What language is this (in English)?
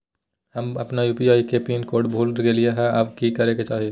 Magahi